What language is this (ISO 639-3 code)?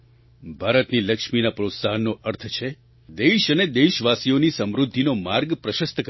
guj